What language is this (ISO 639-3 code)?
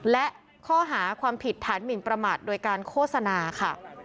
tha